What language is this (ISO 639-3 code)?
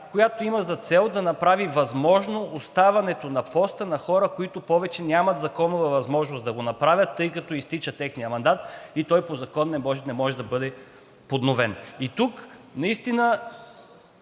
bul